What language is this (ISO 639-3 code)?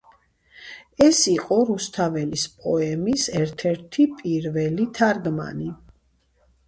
kat